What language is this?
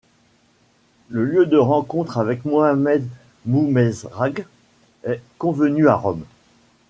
French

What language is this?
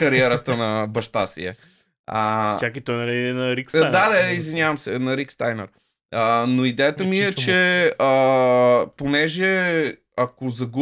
Bulgarian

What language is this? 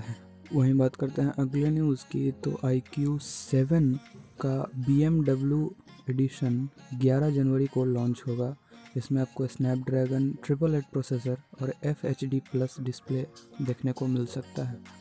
Hindi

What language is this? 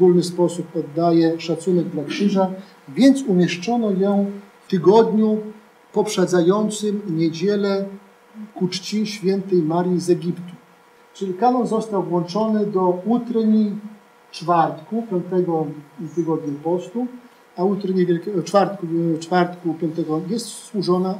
Polish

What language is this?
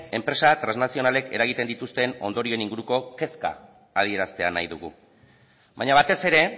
Basque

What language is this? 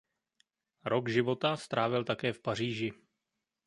Czech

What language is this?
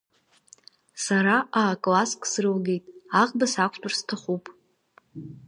Abkhazian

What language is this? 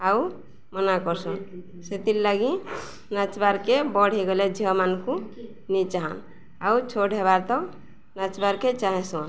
Odia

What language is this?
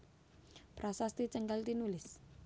Javanese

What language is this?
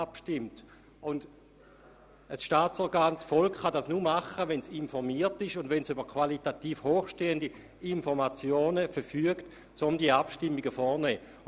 Swiss German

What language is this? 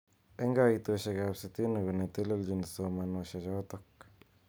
Kalenjin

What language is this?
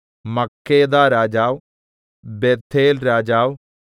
Malayalam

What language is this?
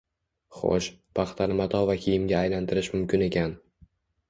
Uzbek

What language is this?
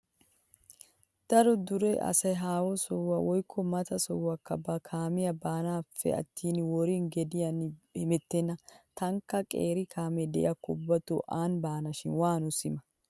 Wolaytta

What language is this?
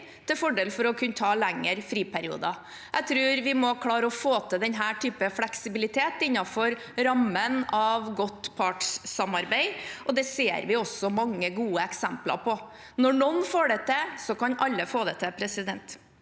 Norwegian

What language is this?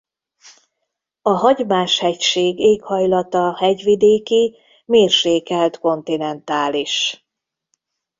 Hungarian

